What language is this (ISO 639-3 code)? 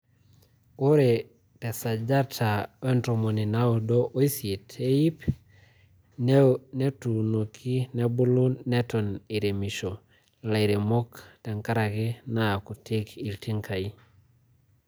mas